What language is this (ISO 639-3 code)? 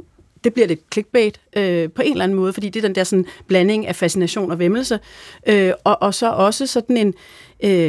dan